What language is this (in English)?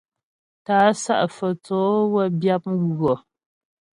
Ghomala